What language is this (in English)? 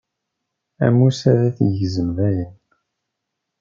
Kabyle